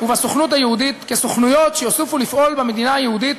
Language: Hebrew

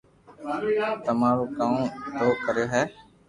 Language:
Loarki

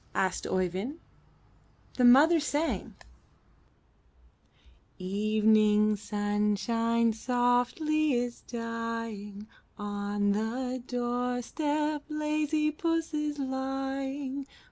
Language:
English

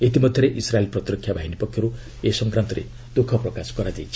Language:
Odia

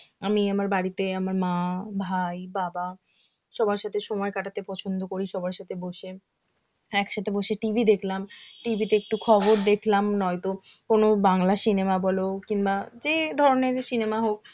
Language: Bangla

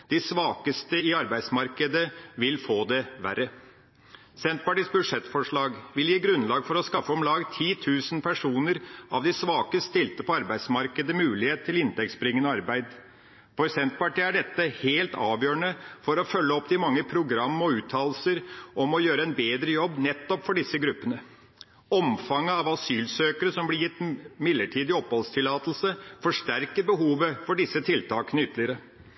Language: Norwegian Bokmål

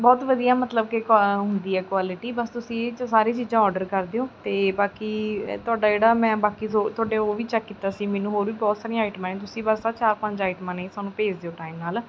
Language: Punjabi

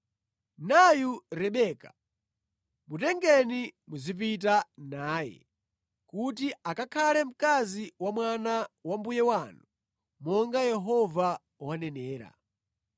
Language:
Nyanja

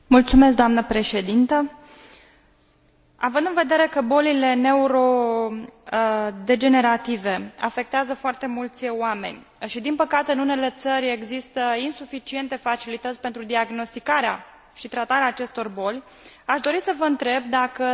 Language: Romanian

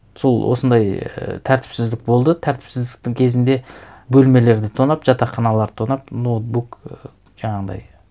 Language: Kazakh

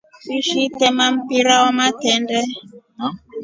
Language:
Rombo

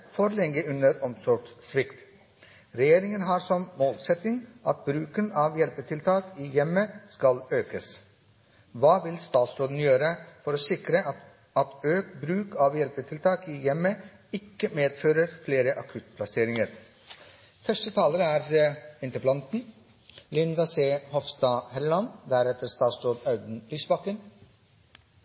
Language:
Norwegian Bokmål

